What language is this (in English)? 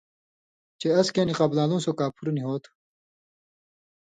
Indus Kohistani